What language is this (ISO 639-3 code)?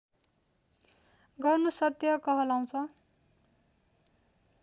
nep